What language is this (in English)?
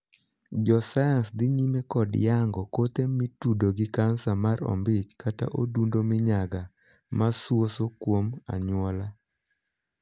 Luo (Kenya and Tanzania)